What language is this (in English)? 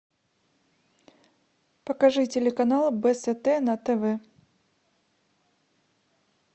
Russian